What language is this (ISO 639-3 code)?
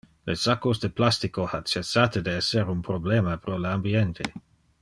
ina